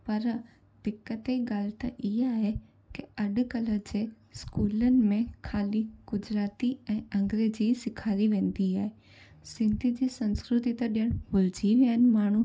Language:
Sindhi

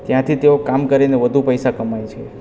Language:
Gujarati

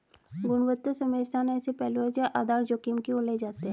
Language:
Hindi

